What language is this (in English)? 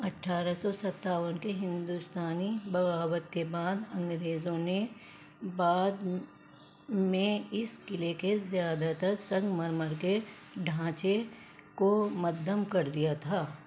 Urdu